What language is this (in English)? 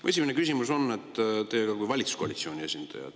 Estonian